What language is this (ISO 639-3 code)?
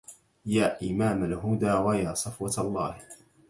ara